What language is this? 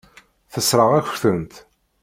Kabyle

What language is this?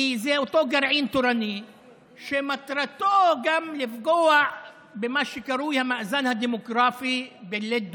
Hebrew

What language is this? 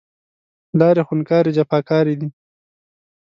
Pashto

